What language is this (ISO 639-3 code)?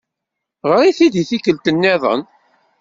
kab